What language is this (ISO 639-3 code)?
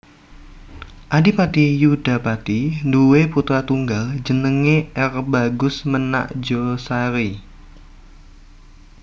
jav